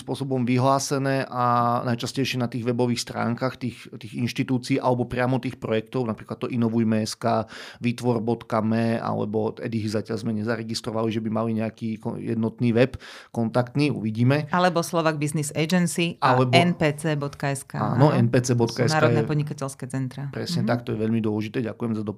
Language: Slovak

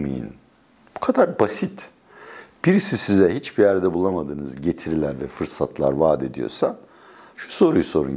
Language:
Turkish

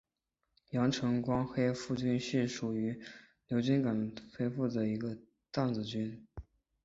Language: Chinese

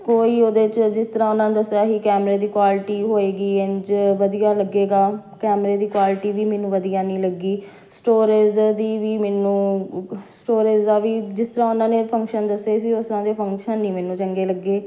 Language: Punjabi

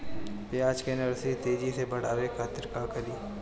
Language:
Bhojpuri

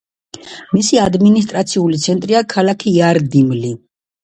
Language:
Georgian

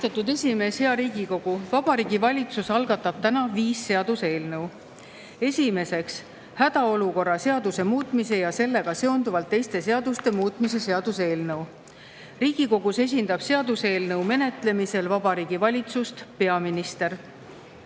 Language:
Estonian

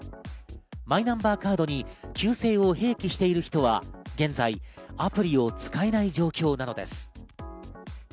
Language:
Japanese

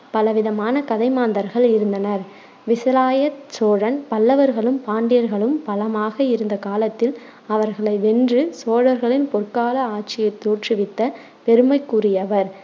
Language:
Tamil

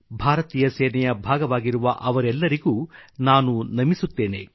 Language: Kannada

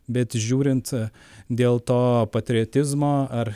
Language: Lithuanian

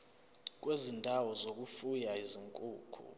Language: Zulu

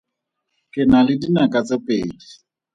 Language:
Tswana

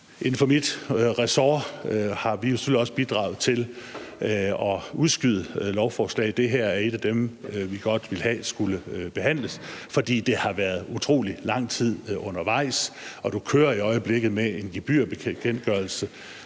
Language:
Danish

